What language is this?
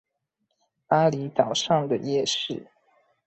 Chinese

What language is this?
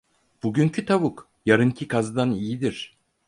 Turkish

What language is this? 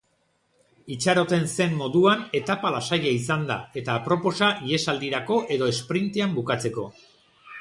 Basque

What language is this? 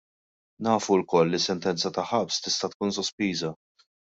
Maltese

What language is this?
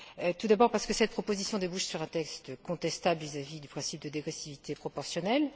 French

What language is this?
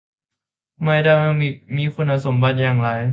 Thai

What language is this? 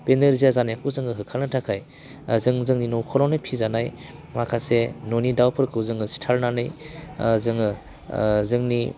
Bodo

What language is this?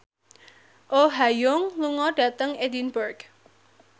Javanese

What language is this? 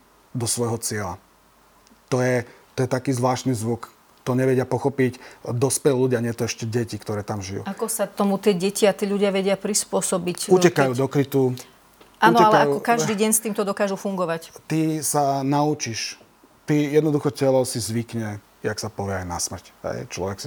Slovak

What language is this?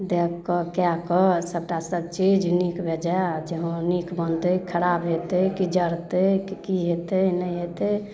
Maithili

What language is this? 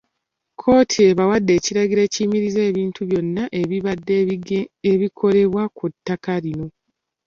Ganda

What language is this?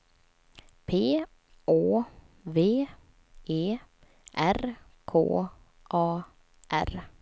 Swedish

